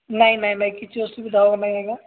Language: Odia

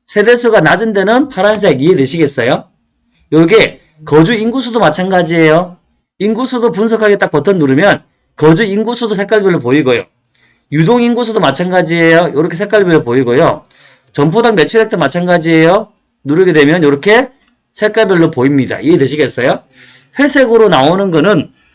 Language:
Korean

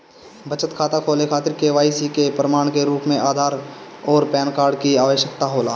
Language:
Bhojpuri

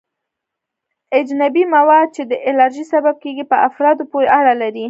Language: Pashto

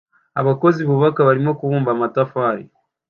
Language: Kinyarwanda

